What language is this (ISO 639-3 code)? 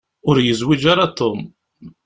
kab